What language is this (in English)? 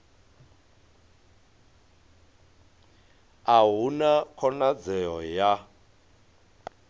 Venda